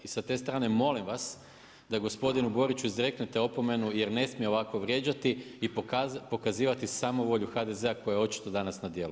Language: Croatian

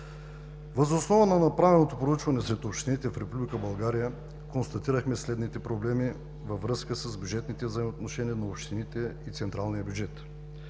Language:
Bulgarian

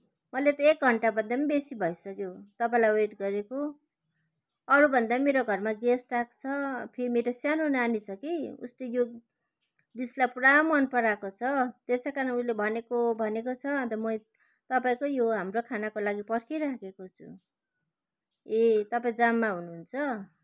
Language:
Nepali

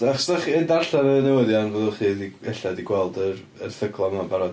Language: Welsh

